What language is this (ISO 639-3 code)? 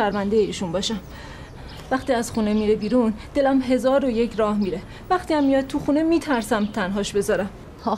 fas